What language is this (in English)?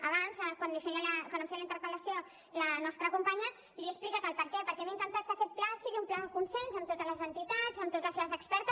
Catalan